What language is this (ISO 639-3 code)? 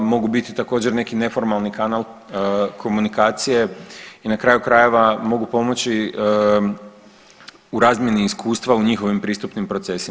hrv